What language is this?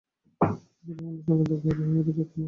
Bangla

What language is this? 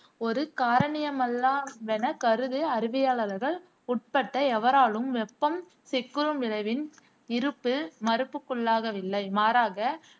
Tamil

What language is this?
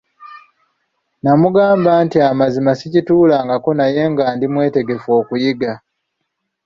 Ganda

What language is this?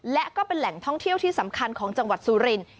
Thai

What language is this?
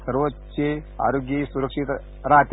Marathi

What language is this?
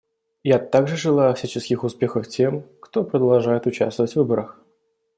Russian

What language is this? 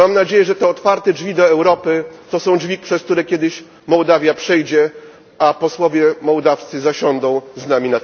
Polish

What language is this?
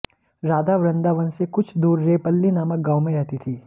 Hindi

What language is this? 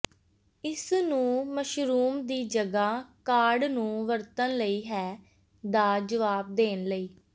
Punjabi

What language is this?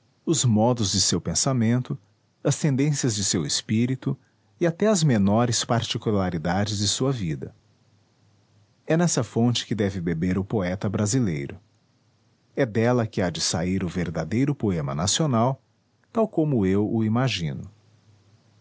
Portuguese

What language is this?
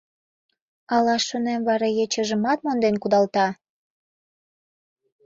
Mari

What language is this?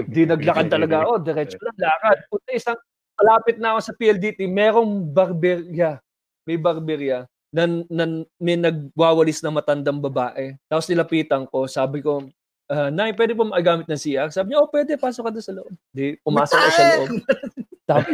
Filipino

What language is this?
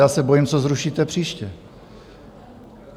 Czech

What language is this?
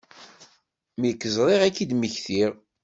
Kabyle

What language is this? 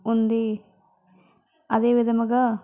Telugu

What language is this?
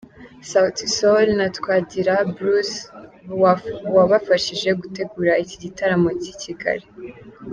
Kinyarwanda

